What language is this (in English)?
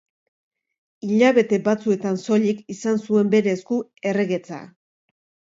Basque